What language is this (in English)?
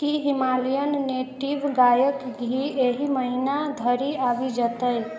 Maithili